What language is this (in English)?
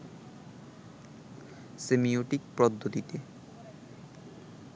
Bangla